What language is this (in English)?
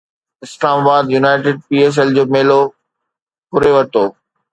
Sindhi